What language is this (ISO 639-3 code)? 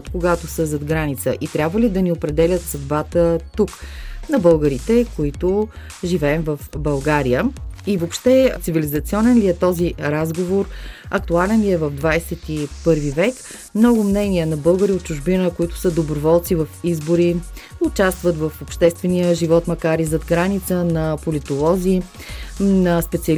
bul